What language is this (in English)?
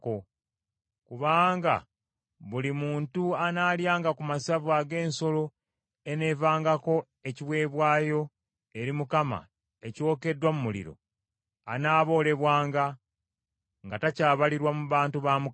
Ganda